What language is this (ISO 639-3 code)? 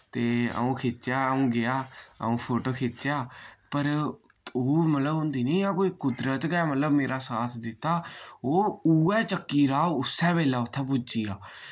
doi